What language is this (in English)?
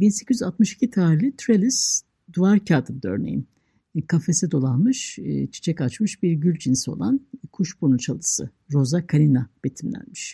Turkish